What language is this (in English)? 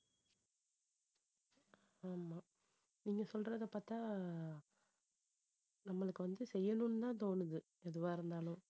Tamil